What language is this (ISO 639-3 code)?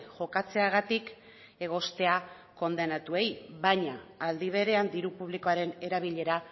eus